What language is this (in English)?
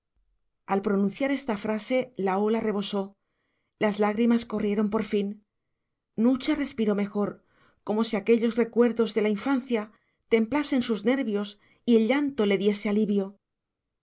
Spanish